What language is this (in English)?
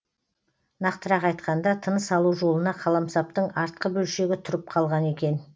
Kazakh